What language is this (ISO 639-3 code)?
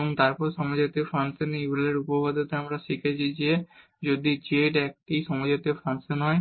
ben